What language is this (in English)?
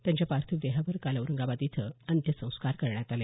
Marathi